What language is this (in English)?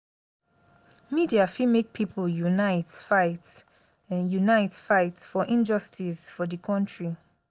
Nigerian Pidgin